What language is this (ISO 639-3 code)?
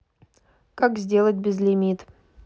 rus